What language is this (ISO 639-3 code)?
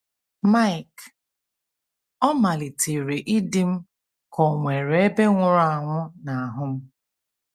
ibo